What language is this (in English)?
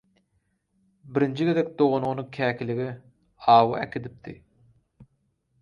Turkmen